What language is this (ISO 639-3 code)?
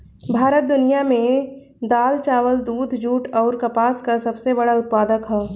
bho